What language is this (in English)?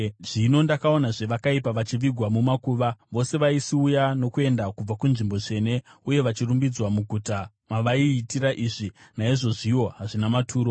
Shona